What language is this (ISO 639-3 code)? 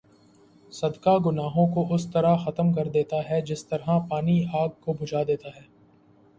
urd